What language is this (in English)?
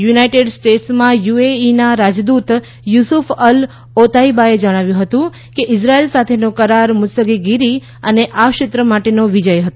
Gujarati